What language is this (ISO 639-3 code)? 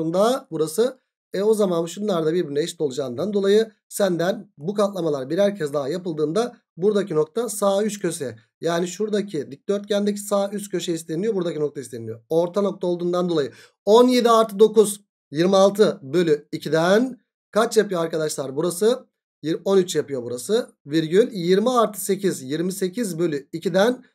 tur